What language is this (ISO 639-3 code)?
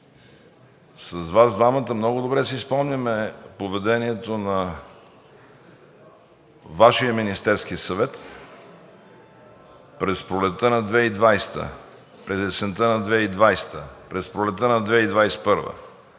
bul